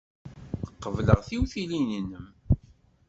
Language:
Kabyle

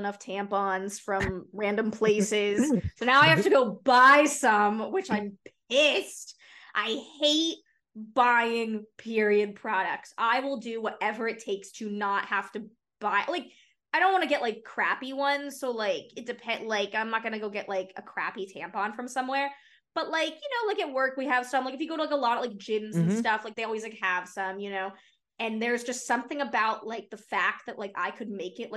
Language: English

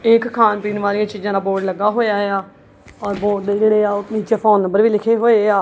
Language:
Punjabi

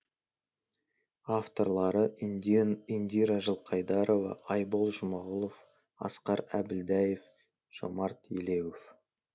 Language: Kazakh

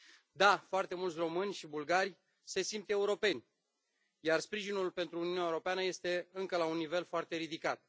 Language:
Romanian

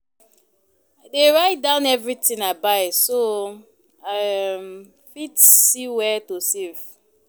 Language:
Nigerian Pidgin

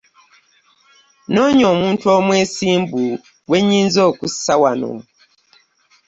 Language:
Ganda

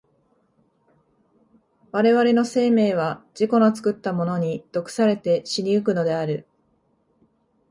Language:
Japanese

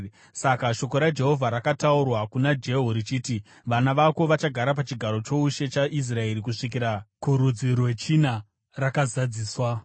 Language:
Shona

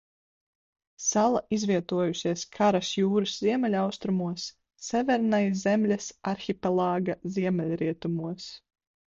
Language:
Latvian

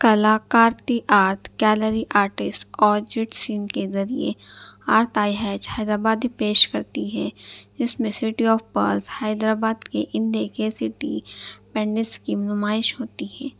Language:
Urdu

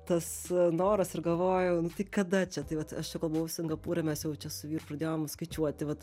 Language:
Lithuanian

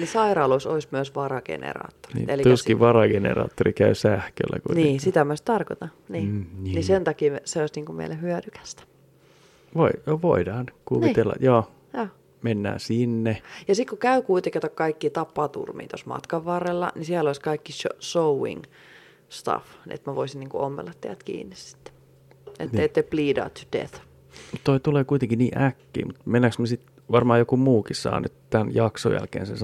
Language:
Finnish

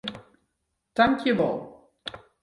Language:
Western Frisian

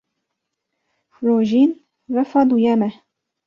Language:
Kurdish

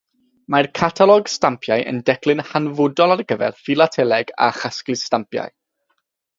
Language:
Welsh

